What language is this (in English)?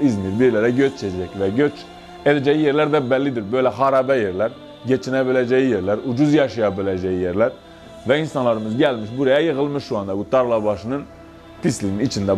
Turkish